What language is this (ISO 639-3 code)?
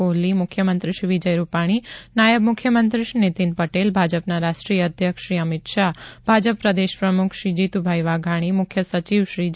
guj